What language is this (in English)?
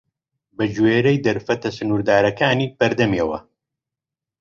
Central Kurdish